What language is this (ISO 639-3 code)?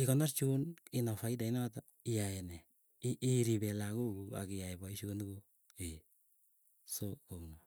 eyo